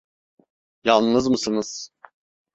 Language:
Turkish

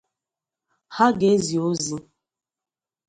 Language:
Igbo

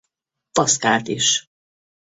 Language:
Hungarian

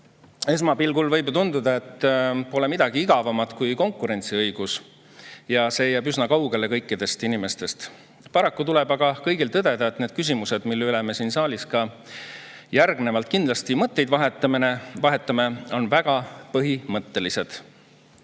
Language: Estonian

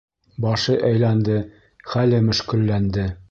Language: Bashkir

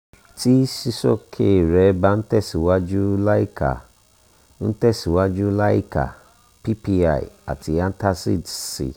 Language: Yoruba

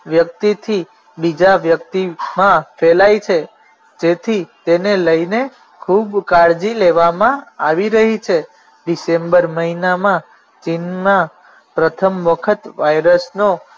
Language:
Gujarati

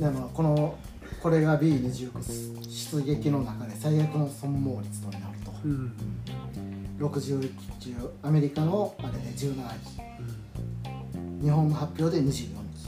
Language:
Japanese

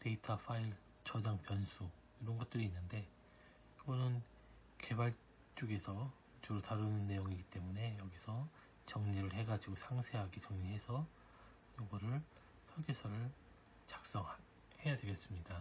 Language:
Korean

